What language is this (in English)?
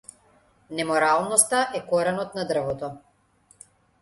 Macedonian